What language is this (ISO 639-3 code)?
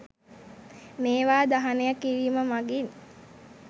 sin